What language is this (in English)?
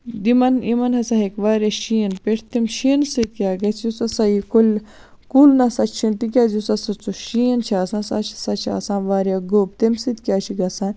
Kashmiri